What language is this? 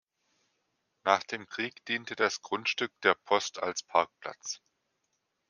German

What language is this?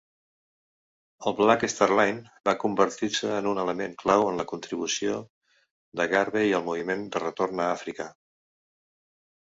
Catalan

